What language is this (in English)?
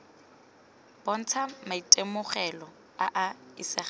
Tswana